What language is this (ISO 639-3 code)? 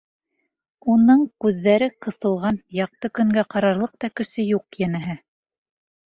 bak